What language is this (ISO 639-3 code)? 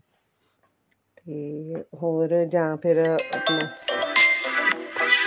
pan